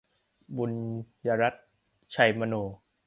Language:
Thai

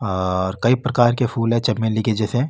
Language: Marwari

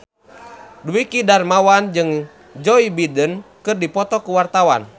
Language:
Sundanese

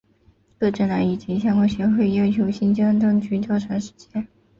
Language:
Chinese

